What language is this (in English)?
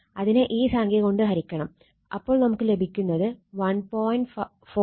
Malayalam